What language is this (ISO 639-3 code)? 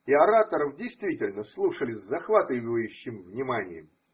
rus